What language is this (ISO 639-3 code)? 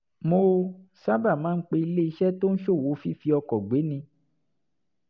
yor